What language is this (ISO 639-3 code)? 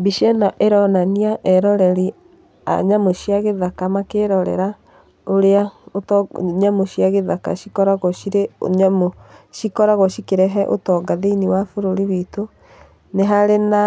kik